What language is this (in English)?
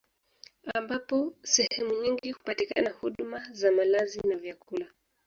Swahili